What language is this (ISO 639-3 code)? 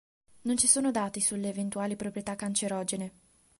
ita